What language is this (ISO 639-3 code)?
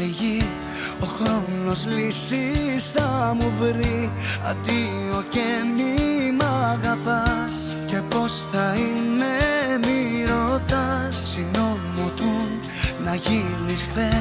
ell